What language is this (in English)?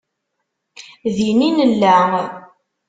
Kabyle